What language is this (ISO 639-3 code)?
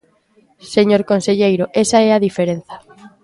glg